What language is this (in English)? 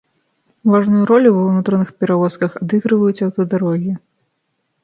Belarusian